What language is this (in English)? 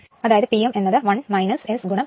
Malayalam